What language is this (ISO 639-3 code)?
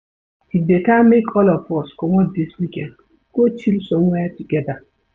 pcm